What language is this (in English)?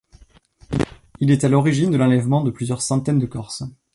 French